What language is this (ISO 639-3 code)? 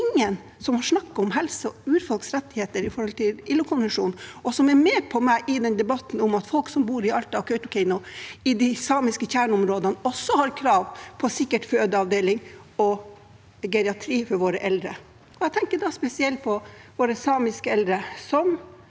nor